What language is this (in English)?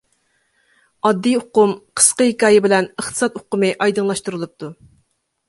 Uyghur